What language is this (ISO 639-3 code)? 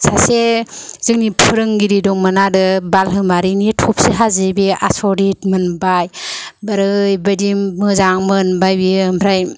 brx